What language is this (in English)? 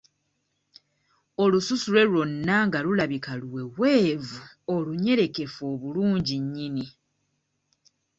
Ganda